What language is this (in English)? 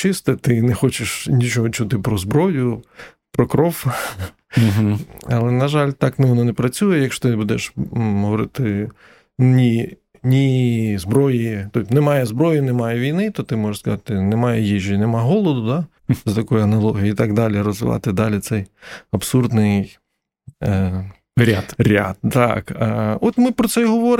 Ukrainian